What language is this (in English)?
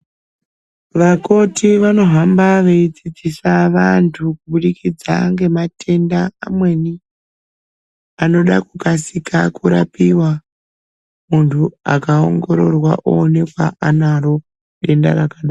Ndau